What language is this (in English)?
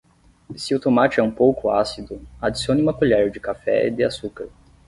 Portuguese